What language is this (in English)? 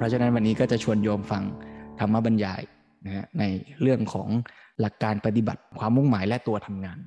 Thai